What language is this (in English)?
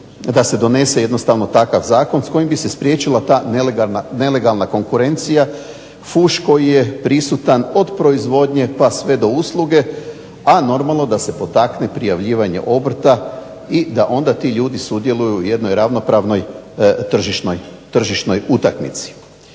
Croatian